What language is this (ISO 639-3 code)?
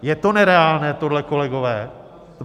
ces